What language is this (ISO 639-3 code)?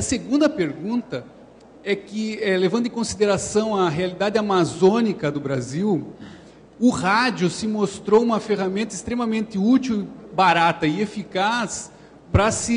por